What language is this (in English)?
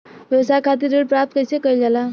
Bhojpuri